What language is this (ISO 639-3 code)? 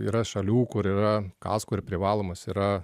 lit